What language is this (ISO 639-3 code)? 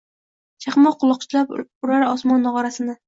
uzb